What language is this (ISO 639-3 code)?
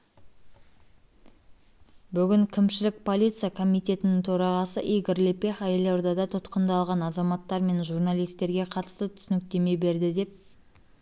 kaz